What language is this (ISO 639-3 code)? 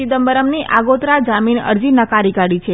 guj